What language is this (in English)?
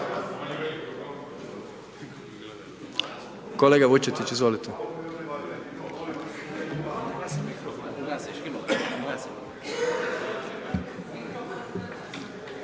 Croatian